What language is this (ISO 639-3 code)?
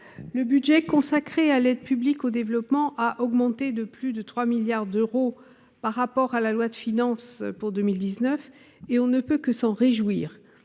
fra